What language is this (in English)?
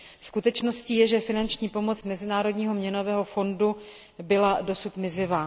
Czech